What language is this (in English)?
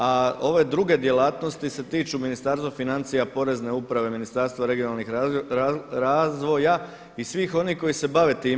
Croatian